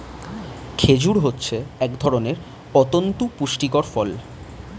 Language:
Bangla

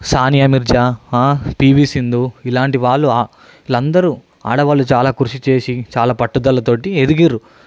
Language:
Telugu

